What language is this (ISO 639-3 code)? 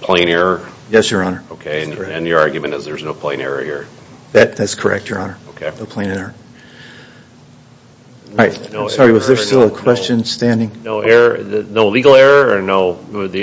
eng